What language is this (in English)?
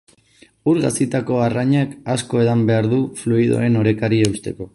Basque